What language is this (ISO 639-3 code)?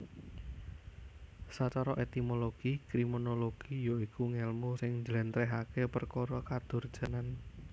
jav